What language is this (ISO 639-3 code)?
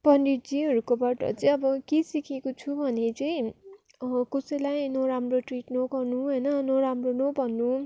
nep